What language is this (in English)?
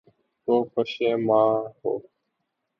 Urdu